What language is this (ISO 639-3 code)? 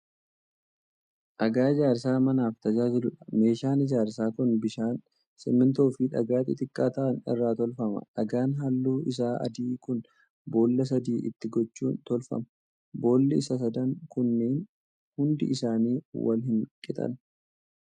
orm